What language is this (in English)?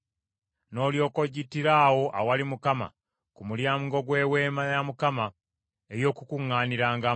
Ganda